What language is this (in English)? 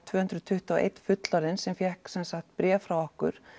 Icelandic